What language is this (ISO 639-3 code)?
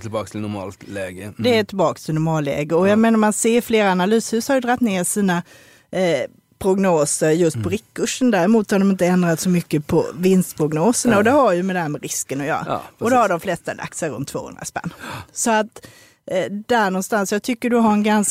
swe